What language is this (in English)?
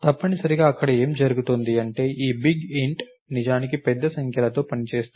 Telugu